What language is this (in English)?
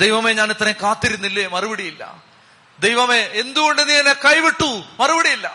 Malayalam